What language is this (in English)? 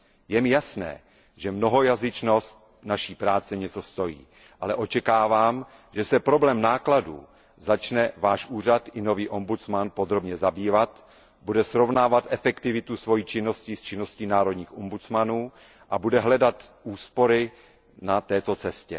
Czech